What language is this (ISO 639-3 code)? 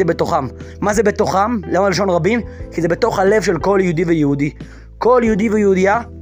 heb